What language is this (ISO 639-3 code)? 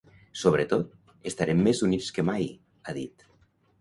cat